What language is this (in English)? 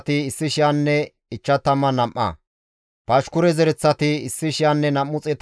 Gamo